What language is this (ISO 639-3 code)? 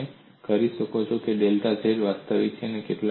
guj